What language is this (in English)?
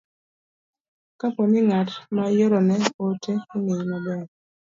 Luo (Kenya and Tanzania)